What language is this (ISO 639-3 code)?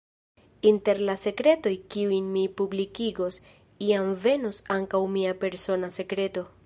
epo